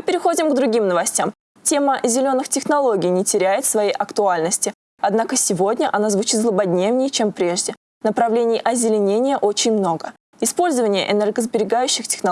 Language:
Russian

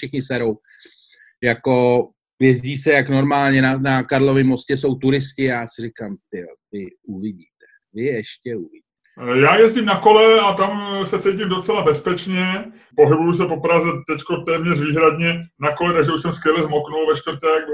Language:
Czech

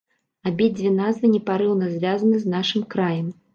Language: Belarusian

